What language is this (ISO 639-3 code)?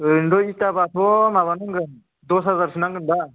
brx